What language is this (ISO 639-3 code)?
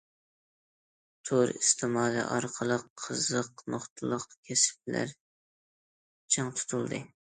uig